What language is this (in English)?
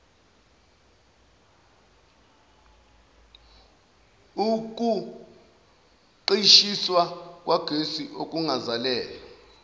Zulu